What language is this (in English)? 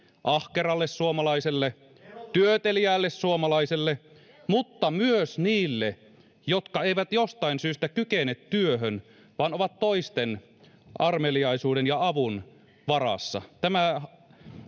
Finnish